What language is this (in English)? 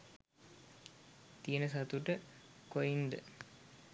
Sinhala